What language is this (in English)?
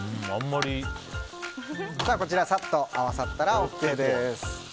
Japanese